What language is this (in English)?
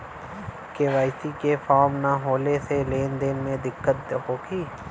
Bhojpuri